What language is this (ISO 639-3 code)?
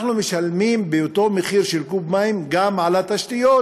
heb